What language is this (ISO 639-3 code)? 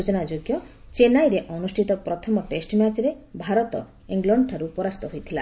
ori